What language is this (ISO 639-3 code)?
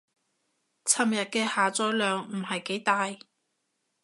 yue